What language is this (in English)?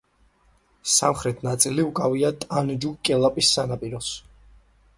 Georgian